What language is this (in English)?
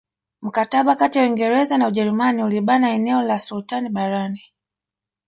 Swahili